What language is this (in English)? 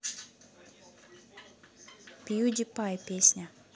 Russian